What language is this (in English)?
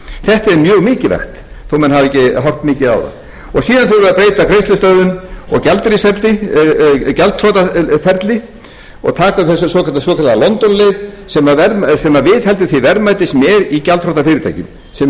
Icelandic